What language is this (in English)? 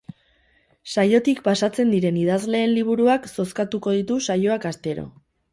Basque